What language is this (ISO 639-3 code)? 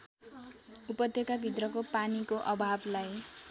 nep